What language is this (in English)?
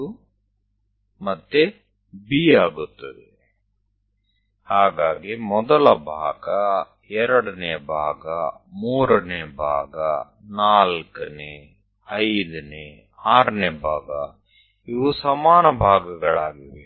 Gujarati